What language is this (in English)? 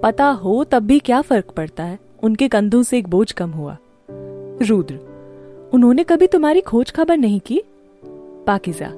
Hindi